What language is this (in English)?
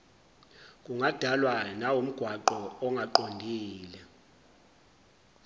Zulu